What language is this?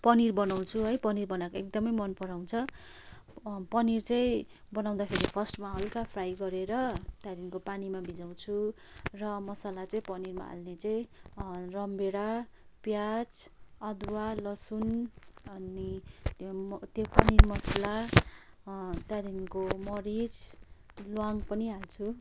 Nepali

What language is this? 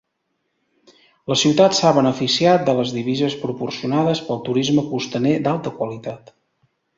Catalan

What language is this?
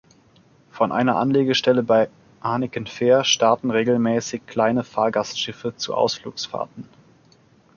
German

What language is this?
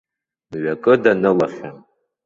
Abkhazian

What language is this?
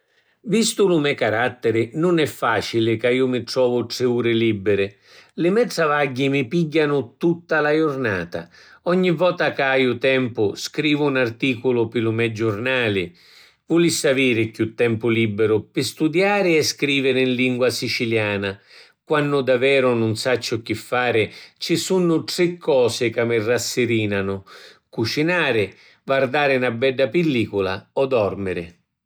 Sicilian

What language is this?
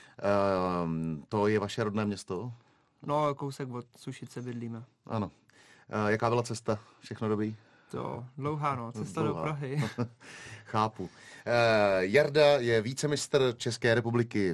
Czech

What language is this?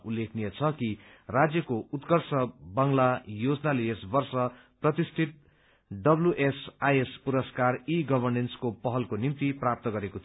Nepali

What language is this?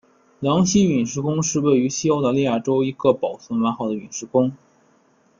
Chinese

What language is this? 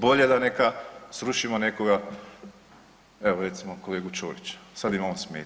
Croatian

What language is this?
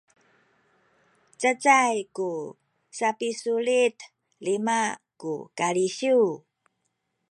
Sakizaya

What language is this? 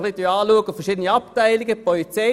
Swiss German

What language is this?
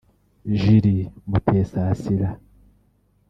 Kinyarwanda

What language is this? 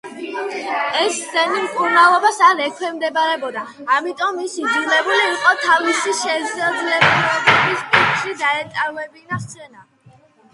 Georgian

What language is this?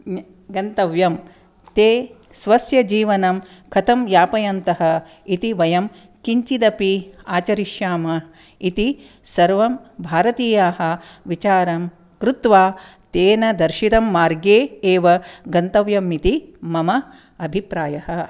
Sanskrit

